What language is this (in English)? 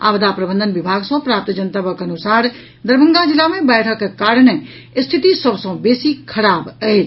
Maithili